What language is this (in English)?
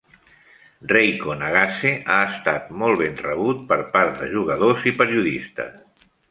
Catalan